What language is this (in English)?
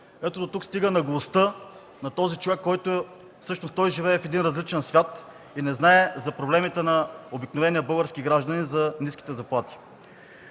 Bulgarian